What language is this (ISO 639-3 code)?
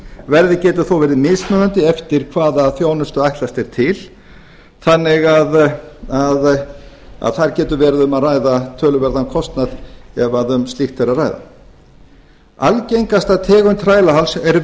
isl